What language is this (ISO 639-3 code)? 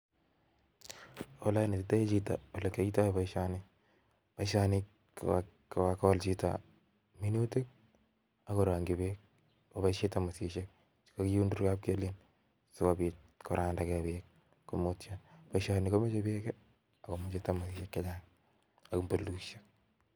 kln